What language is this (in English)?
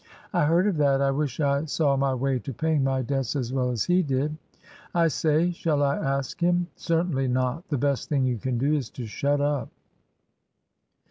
English